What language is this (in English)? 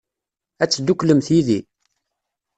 Kabyle